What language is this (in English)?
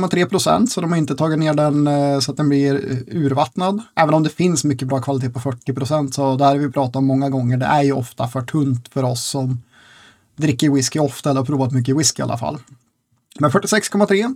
Swedish